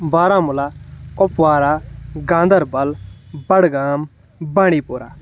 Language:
Kashmiri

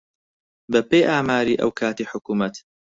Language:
Central Kurdish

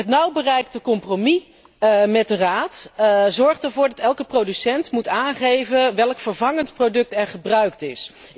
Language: Dutch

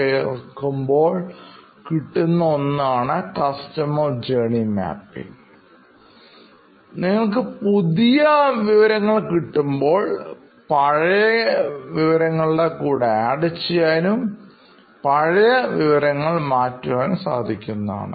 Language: Malayalam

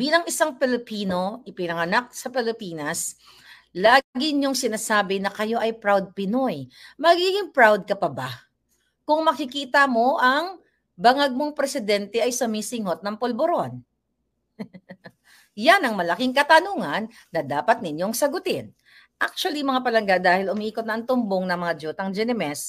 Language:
Filipino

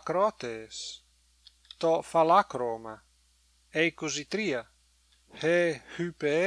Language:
Greek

